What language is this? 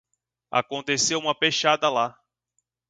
Portuguese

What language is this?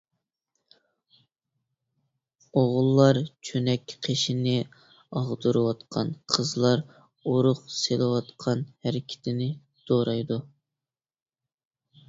Uyghur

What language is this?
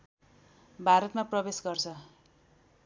Nepali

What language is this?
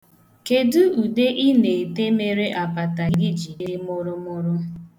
Igbo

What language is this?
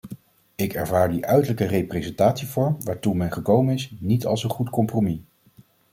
Dutch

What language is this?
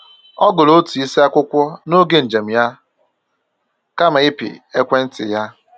Igbo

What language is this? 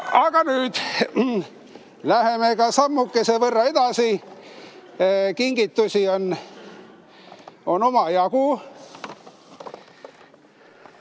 Estonian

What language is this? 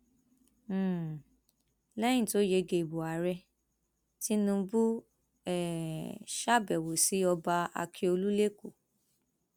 Yoruba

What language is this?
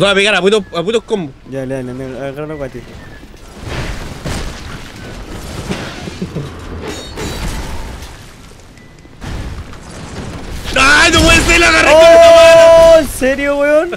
Spanish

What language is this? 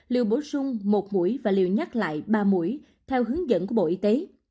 Vietnamese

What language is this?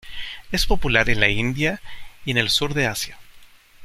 Spanish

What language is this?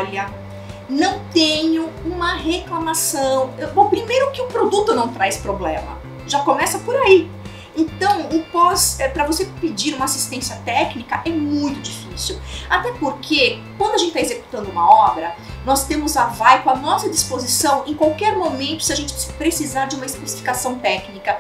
Portuguese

